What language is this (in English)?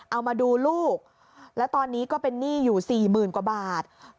Thai